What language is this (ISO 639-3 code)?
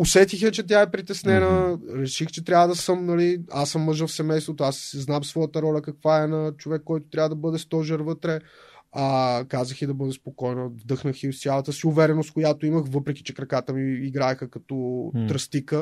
bul